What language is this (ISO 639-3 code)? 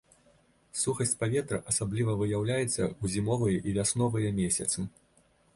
bel